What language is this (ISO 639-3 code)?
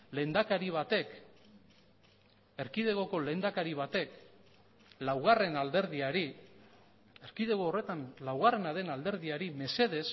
eus